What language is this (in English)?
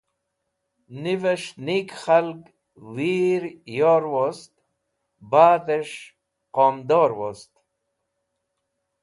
Wakhi